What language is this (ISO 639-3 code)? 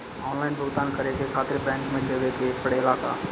bho